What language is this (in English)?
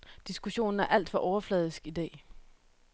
Danish